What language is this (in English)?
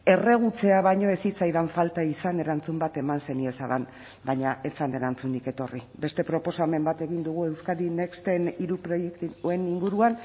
Basque